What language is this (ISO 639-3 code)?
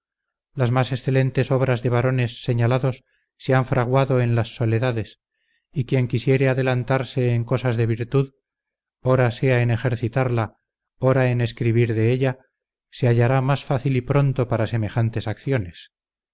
spa